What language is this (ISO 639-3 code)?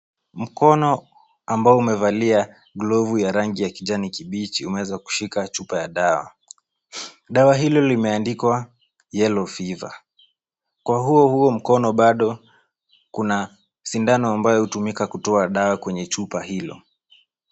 swa